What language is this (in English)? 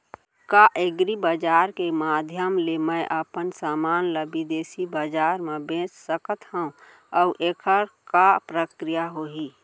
Chhattisgarhi